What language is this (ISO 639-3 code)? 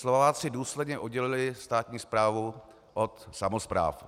ces